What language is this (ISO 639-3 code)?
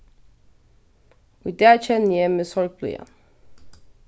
fao